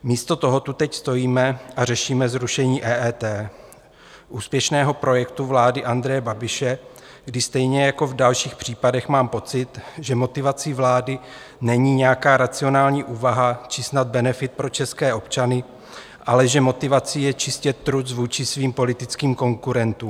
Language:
Czech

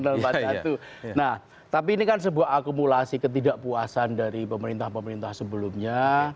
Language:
Indonesian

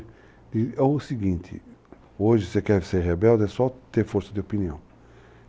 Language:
Portuguese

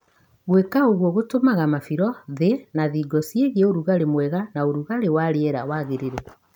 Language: Kikuyu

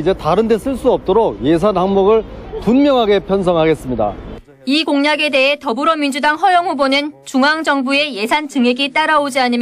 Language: Korean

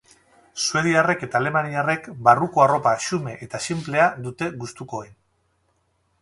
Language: Basque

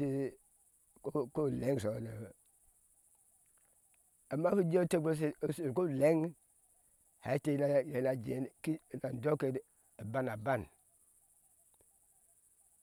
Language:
Ashe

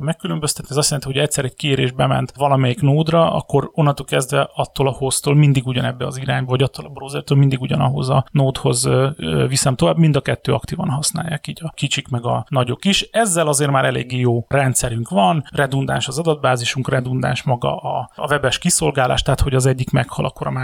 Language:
Hungarian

